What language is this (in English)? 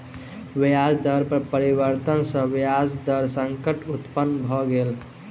Maithili